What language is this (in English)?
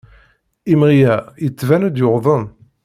Kabyle